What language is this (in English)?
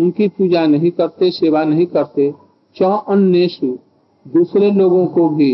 Hindi